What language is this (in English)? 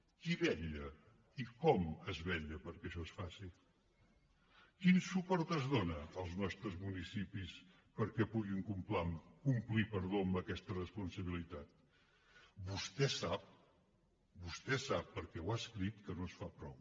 Catalan